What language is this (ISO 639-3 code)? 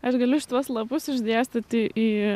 lit